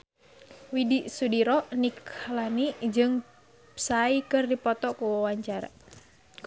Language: Sundanese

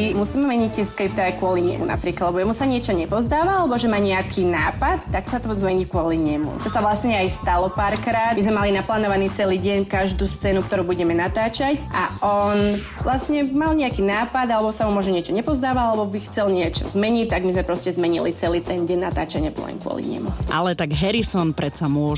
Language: Slovak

